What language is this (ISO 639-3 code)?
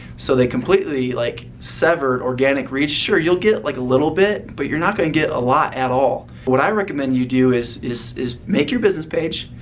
eng